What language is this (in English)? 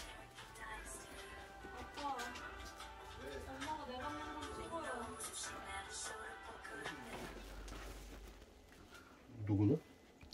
Korean